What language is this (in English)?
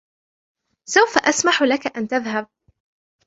Arabic